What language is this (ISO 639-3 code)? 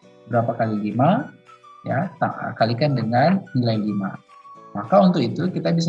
ind